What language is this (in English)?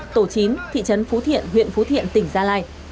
Vietnamese